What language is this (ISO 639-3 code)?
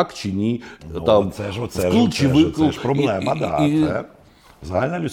ukr